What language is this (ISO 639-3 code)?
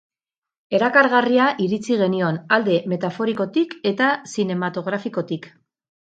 eus